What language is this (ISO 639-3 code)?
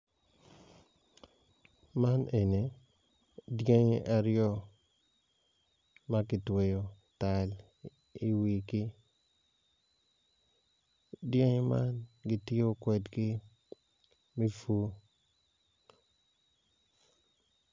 ach